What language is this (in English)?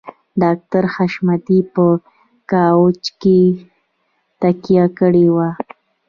Pashto